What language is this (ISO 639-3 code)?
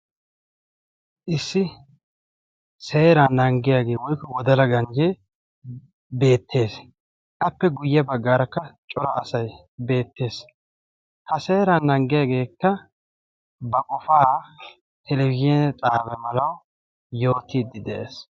wal